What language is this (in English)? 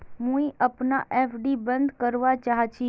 Magahi